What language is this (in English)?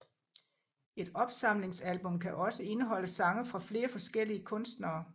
Danish